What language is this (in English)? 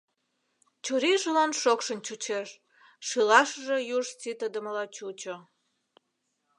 Mari